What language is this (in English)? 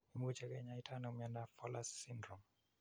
Kalenjin